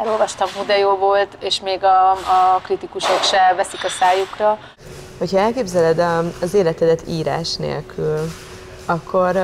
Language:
Hungarian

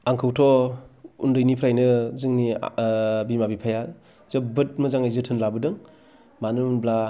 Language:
Bodo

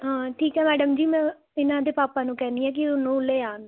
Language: Punjabi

